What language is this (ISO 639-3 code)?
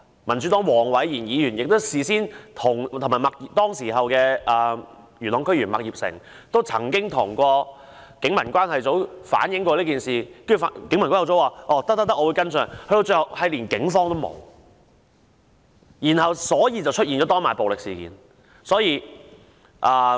yue